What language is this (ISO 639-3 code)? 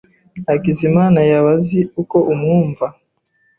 kin